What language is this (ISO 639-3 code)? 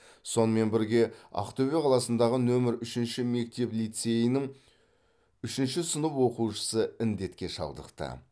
kaz